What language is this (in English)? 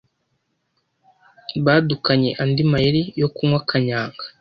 Kinyarwanda